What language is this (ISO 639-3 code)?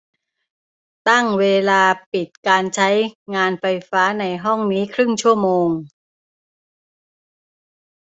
tha